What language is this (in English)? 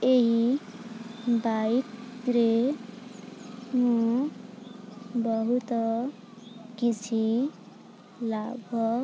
Odia